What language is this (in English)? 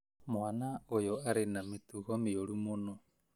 Kikuyu